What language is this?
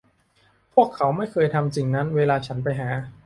Thai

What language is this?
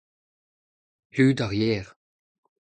Breton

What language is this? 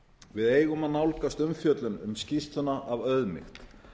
Icelandic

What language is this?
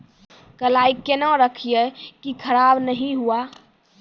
Maithili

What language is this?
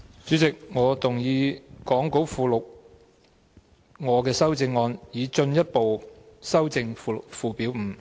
Cantonese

